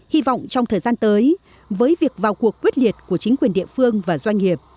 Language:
Vietnamese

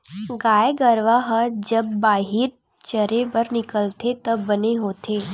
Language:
Chhattisgarhi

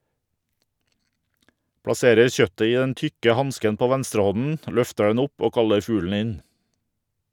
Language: Norwegian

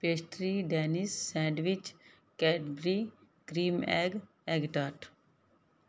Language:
Punjabi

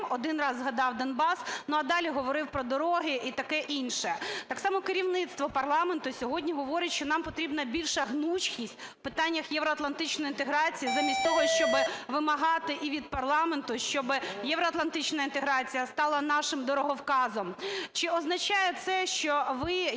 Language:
Ukrainian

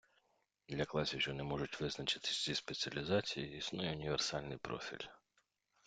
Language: Ukrainian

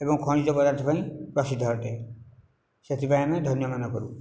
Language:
Odia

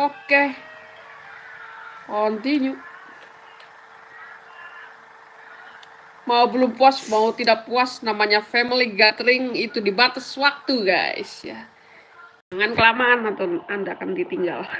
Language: Indonesian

